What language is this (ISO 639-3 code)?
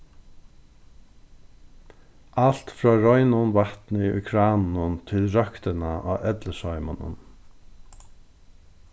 fao